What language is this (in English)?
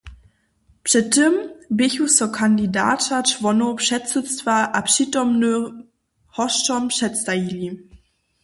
Upper Sorbian